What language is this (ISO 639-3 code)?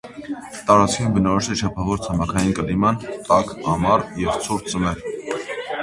hye